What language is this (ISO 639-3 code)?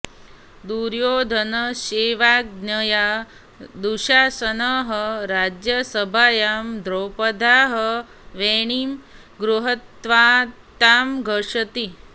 san